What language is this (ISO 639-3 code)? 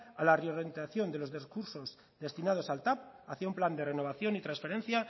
spa